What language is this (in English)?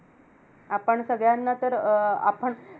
Marathi